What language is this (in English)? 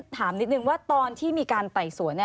Thai